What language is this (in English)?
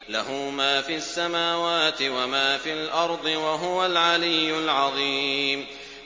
Arabic